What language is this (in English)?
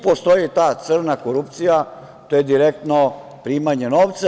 Serbian